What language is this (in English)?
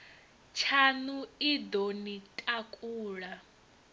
Venda